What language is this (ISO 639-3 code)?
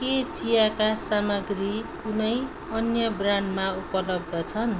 nep